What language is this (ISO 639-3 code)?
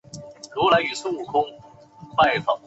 zho